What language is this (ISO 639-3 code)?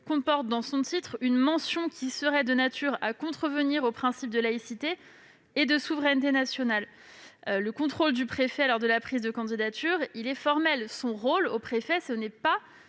fra